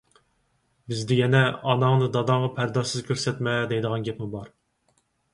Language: Uyghur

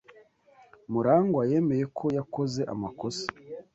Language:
Kinyarwanda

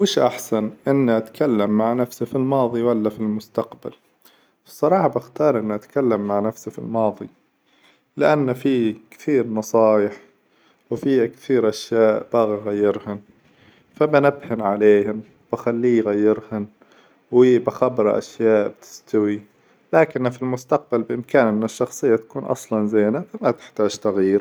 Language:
Hijazi Arabic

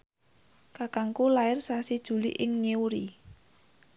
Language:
Javanese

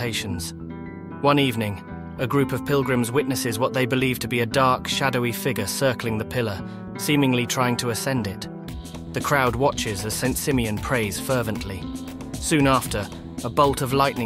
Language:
English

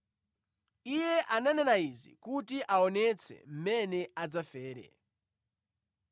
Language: Nyanja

